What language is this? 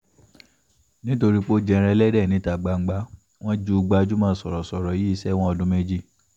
Yoruba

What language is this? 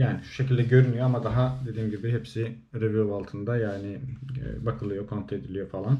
Turkish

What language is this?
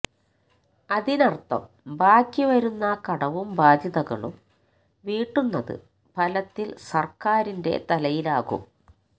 Malayalam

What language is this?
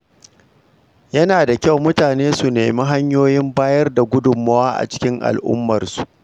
Hausa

